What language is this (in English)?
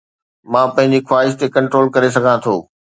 Sindhi